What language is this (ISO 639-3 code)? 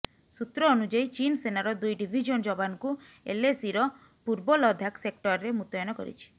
ori